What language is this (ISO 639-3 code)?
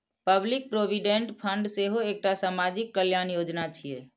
mai